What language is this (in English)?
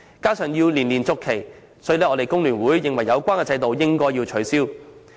Cantonese